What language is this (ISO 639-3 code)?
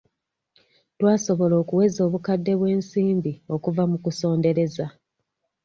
lug